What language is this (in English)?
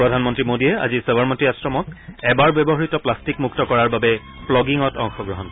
Assamese